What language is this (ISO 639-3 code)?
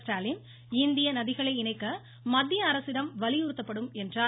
tam